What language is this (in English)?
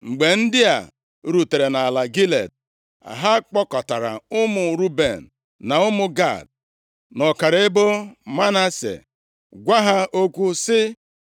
Igbo